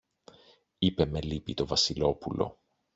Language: Greek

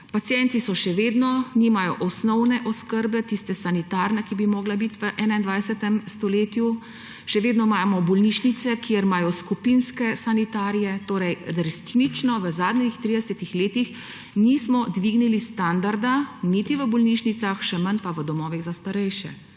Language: Slovenian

